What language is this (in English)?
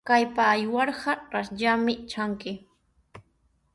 Sihuas Ancash Quechua